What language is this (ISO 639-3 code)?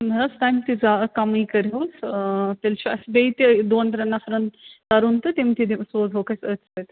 kas